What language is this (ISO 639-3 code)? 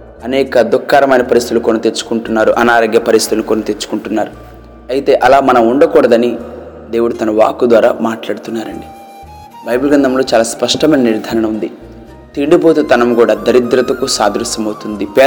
tel